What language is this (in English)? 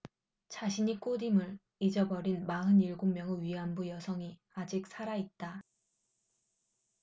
Korean